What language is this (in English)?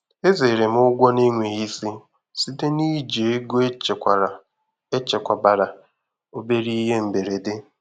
Igbo